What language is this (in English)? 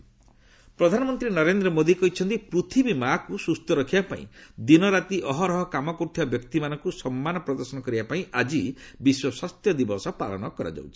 Odia